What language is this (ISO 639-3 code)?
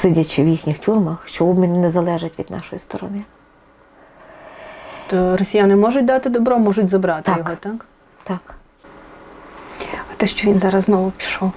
ukr